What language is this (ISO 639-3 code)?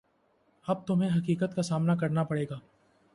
urd